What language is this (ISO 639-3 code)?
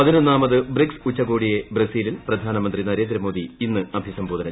mal